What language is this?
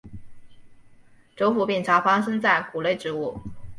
Chinese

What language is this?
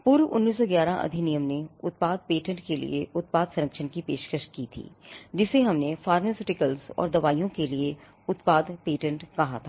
Hindi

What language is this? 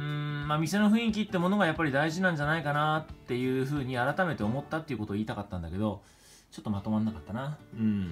Japanese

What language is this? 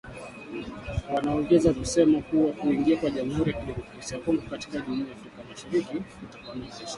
Swahili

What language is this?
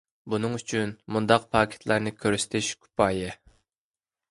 Uyghur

